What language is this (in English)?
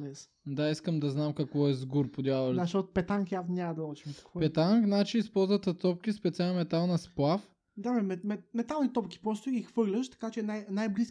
Bulgarian